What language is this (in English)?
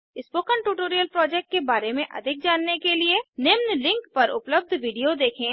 Hindi